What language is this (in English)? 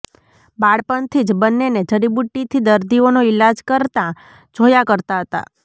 Gujarati